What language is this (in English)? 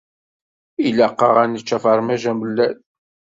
Kabyle